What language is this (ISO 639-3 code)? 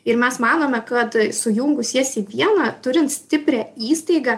lit